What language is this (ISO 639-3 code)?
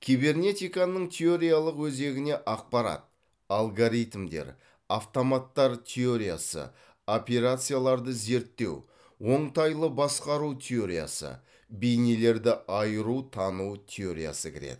kaz